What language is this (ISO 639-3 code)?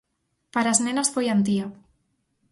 glg